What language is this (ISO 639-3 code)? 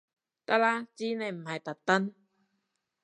yue